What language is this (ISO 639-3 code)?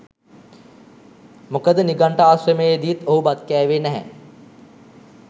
sin